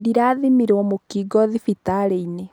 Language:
Kikuyu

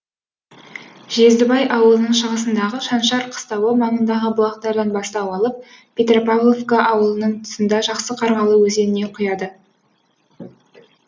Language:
Kazakh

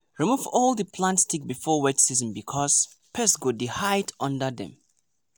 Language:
Nigerian Pidgin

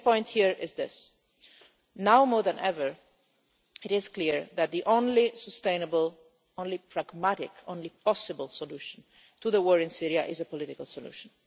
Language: English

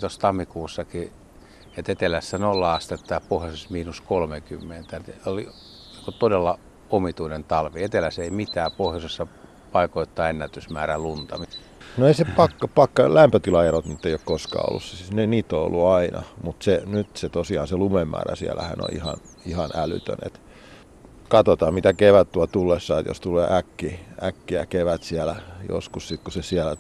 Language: Finnish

